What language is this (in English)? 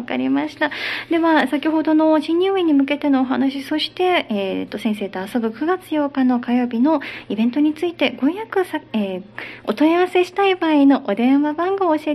Japanese